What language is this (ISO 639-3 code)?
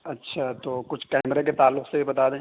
urd